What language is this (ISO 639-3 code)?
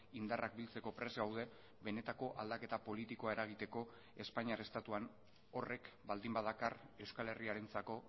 eus